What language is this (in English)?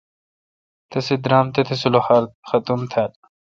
Kalkoti